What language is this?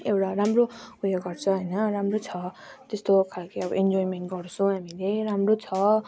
Nepali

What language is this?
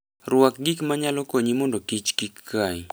Luo (Kenya and Tanzania)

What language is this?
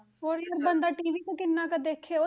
Punjabi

